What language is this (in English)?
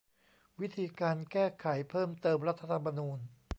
Thai